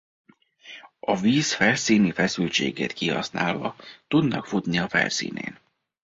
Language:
Hungarian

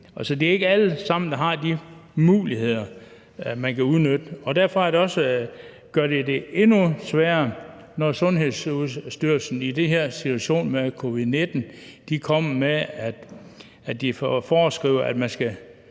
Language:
Danish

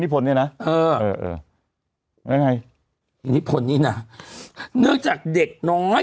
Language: Thai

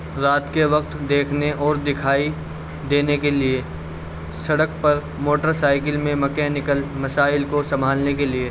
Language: Urdu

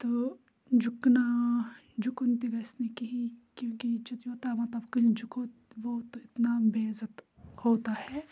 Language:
Kashmiri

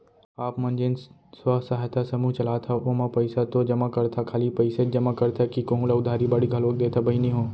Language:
Chhattisgarhi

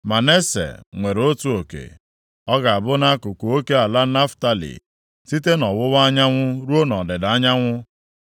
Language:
Igbo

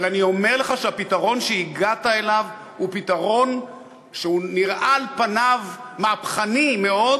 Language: Hebrew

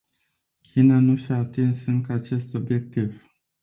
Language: Romanian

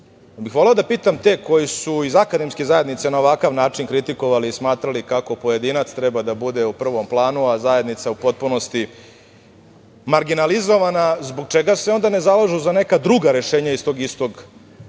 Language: Serbian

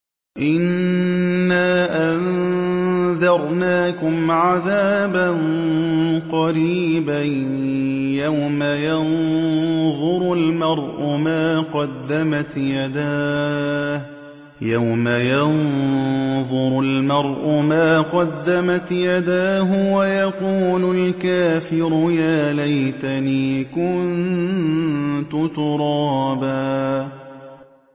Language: Arabic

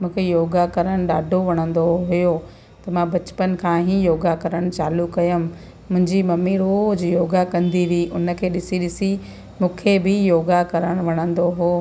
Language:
Sindhi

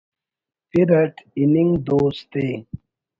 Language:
Brahui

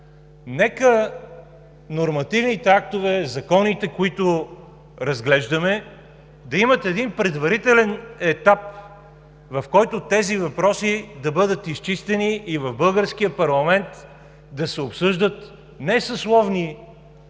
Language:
Bulgarian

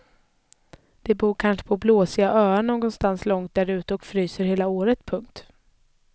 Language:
Swedish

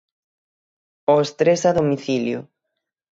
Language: Galician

